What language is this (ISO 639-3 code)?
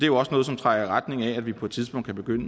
dan